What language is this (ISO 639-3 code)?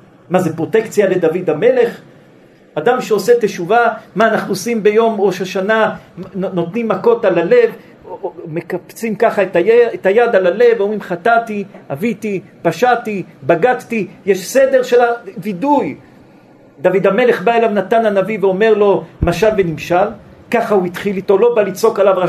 heb